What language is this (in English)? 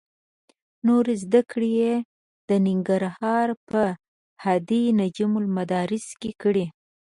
Pashto